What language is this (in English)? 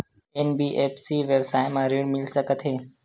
Chhattisgarhi